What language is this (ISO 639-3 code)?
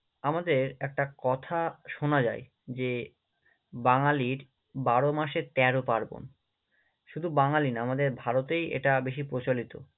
ben